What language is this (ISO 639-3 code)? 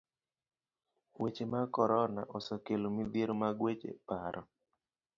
luo